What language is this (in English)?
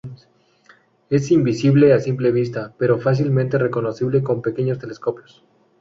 Spanish